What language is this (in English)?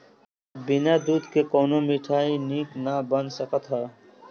Bhojpuri